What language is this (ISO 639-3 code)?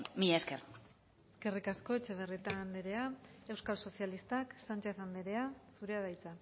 eus